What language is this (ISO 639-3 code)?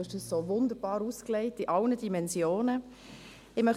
gsw